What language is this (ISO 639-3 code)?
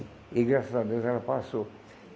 por